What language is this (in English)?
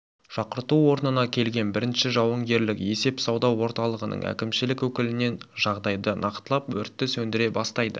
Kazakh